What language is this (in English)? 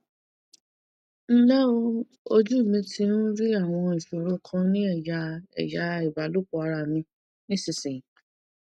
Yoruba